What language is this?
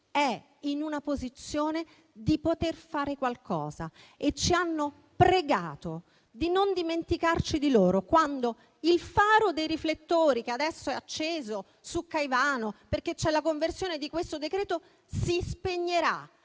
Italian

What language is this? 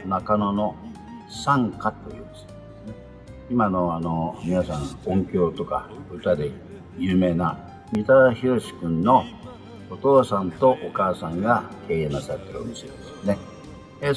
Japanese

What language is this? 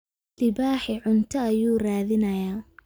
Somali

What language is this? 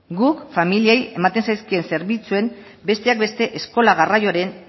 Basque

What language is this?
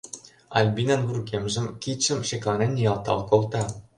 Mari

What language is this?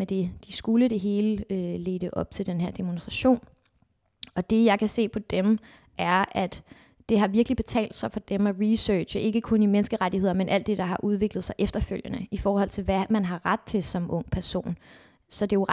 Danish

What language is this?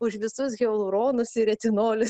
Lithuanian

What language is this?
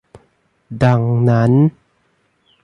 Thai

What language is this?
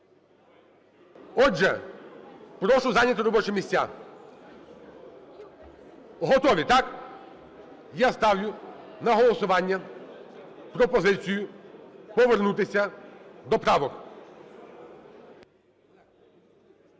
Ukrainian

